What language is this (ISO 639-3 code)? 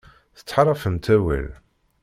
kab